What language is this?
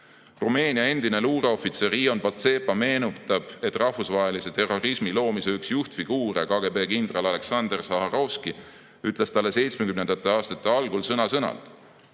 Estonian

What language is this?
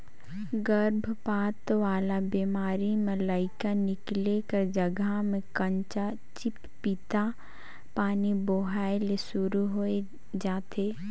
Chhattisgarhi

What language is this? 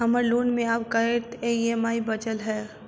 Maithili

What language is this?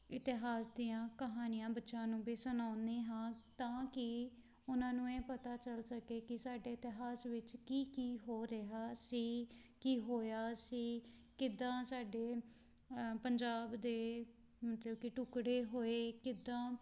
Punjabi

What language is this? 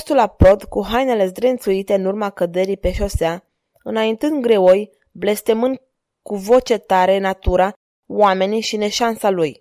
Romanian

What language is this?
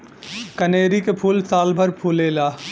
Bhojpuri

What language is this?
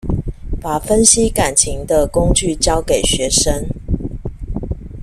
Chinese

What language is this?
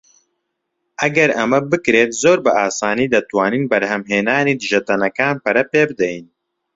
Central Kurdish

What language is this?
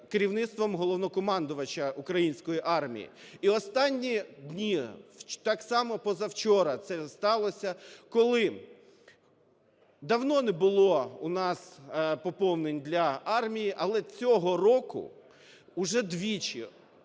Ukrainian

